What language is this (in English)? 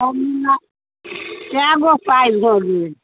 Maithili